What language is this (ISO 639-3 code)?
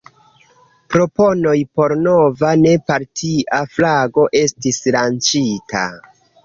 epo